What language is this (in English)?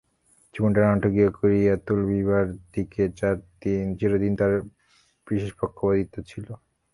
Bangla